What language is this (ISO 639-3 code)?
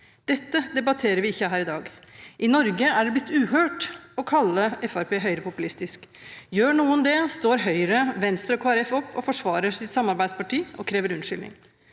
nor